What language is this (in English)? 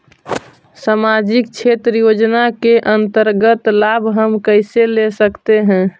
Magahi